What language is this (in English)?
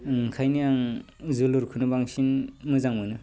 Bodo